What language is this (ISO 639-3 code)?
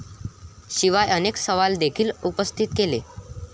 mar